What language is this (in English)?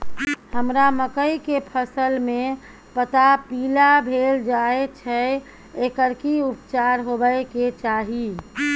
Maithili